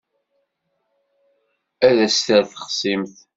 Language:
Kabyle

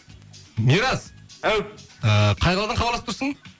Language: Kazakh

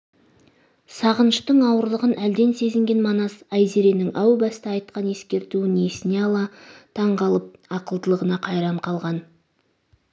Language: Kazakh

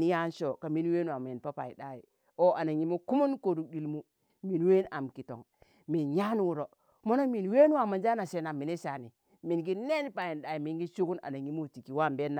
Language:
Tangale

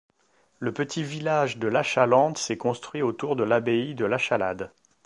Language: French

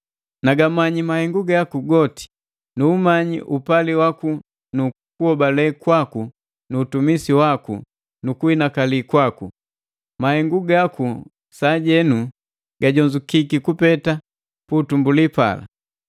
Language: Matengo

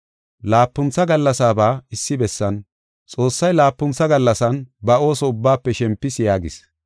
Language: Gofa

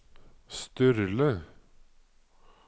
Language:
Norwegian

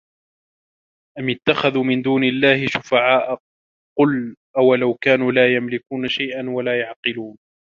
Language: Arabic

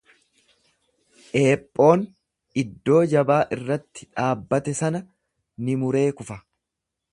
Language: Oromo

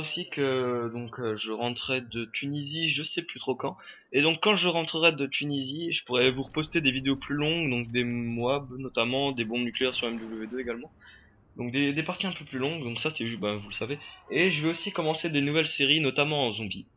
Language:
French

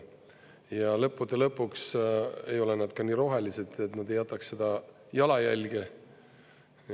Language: Estonian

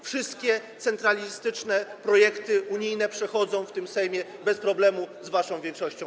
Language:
Polish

